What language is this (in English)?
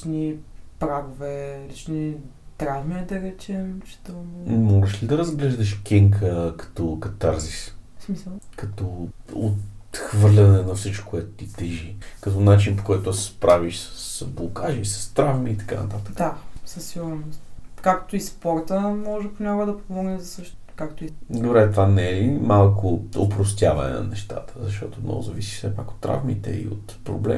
Bulgarian